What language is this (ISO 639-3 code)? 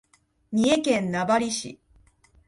jpn